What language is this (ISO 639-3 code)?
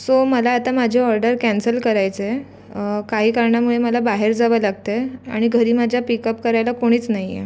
mar